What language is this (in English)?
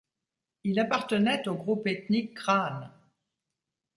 French